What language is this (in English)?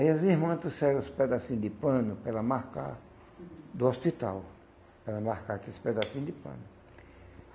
Portuguese